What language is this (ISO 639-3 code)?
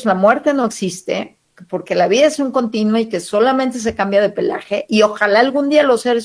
spa